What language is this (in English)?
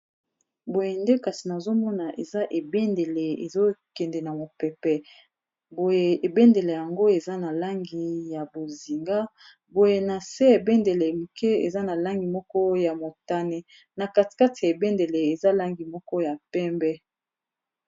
Lingala